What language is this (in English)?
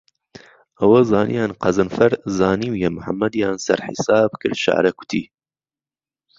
Central Kurdish